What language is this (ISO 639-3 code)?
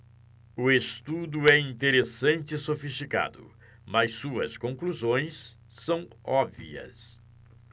por